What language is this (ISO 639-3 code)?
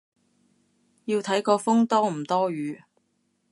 yue